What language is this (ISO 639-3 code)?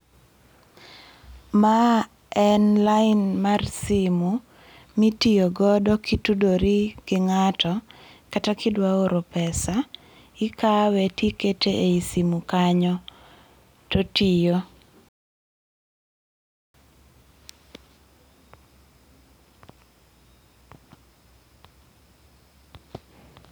luo